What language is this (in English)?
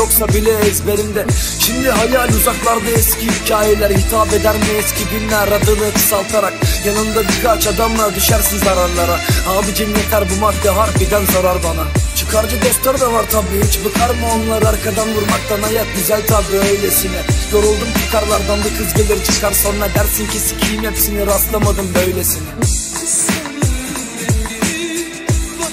Turkish